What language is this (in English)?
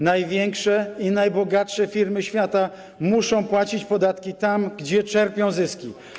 Polish